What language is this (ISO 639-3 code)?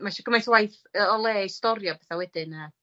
cym